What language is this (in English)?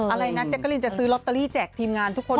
Thai